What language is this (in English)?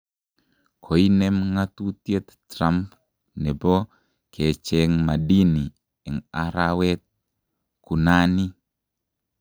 Kalenjin